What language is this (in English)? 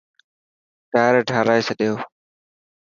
Dhatki